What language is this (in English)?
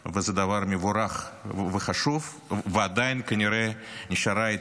Hebrew